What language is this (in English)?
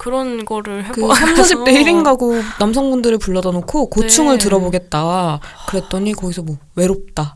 Korean